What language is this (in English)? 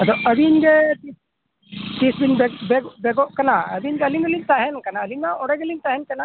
Santali